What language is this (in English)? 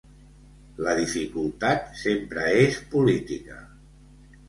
Catalan